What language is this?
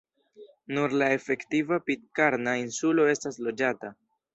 Esperanto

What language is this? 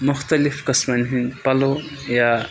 Kashmiri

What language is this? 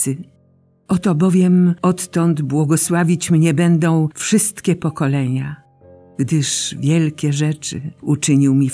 Polish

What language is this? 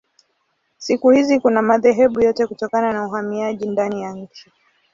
Swahili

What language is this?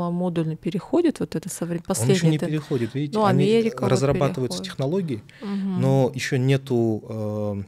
Russian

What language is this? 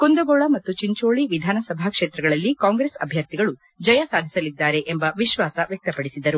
Kannada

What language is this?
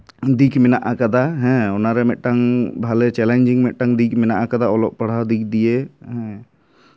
Santali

